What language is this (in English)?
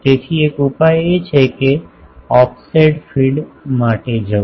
Gujarati